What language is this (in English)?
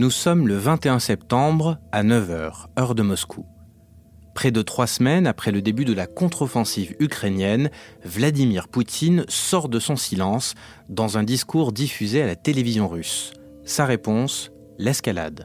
French